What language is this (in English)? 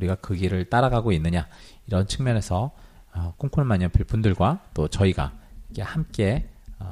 Korean